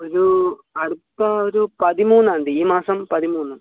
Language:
Malayalam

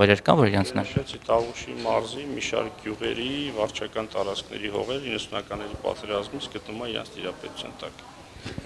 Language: Turkish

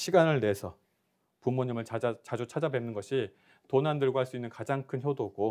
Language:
Korean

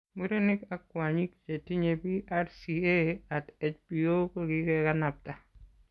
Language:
Kalenjin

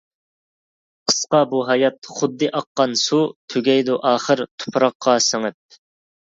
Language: Uyghur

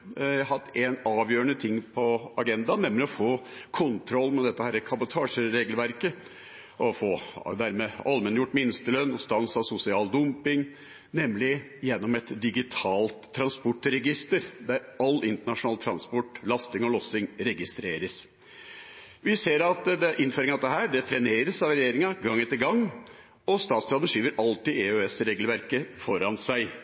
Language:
Norwegian Bokmål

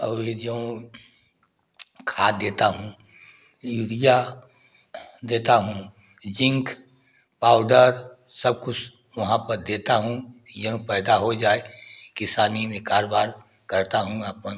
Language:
Hindi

